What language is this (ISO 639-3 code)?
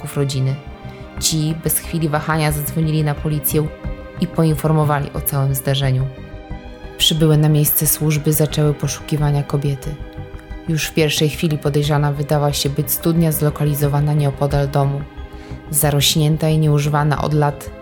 pol